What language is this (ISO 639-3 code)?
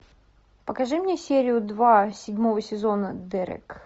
rus